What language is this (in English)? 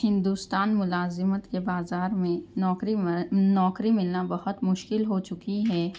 Urdu